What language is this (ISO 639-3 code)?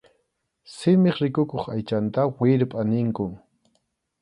qxu